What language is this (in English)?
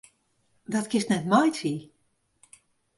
Western Frisian